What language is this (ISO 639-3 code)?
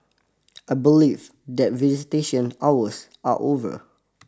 eng